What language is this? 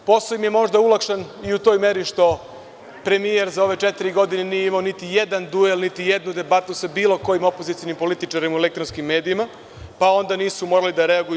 Serbian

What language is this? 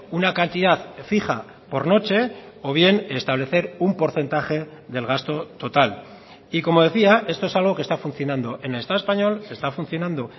Spanish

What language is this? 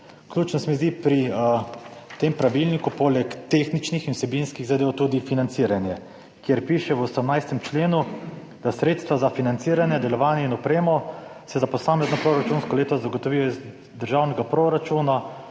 Slovenian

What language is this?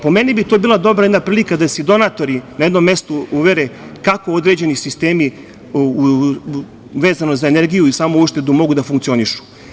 Serbian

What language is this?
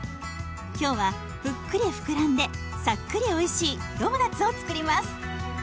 Japanese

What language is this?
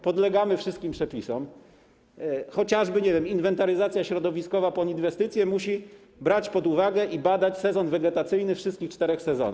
Polish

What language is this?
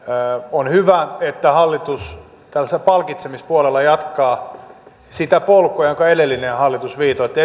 Finnish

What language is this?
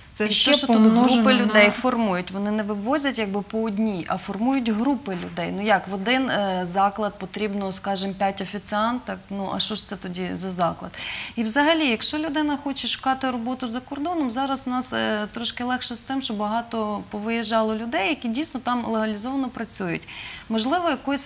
Ukrainian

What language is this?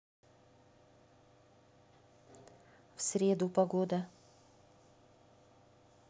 Russian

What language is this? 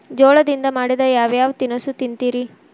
Kannada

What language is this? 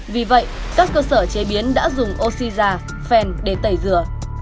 Vietnamese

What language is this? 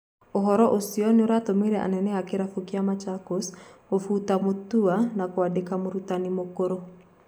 Kikuyu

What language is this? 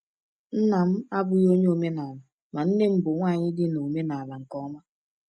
Igbo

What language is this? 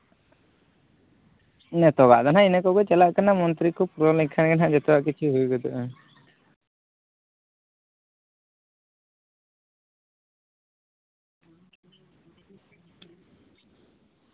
Santali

